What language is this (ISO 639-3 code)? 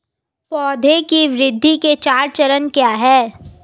hin